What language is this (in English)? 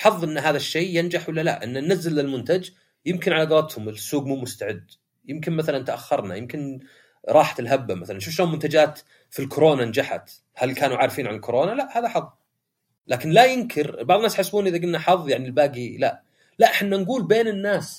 Arabic